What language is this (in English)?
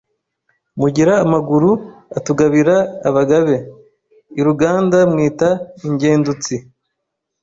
Kinyarwanda